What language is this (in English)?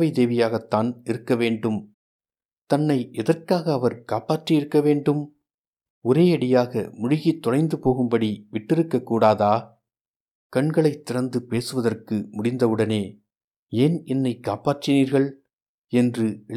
Tamil